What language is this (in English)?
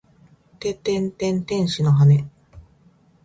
Japanese